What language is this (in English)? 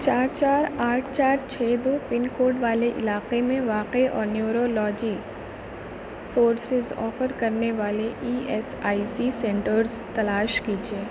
Urdu